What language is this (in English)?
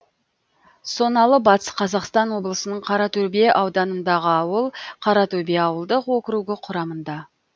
Kazakh